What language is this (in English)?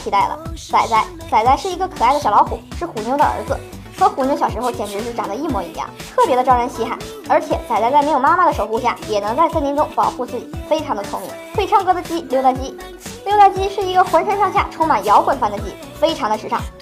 Chinese